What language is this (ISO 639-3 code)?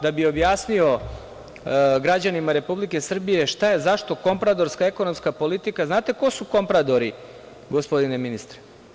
srp